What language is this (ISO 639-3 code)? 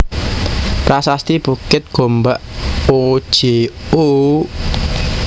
jav